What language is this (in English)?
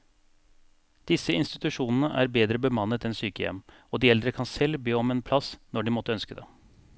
Norwegian